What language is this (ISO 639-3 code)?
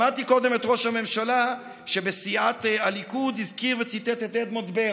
heb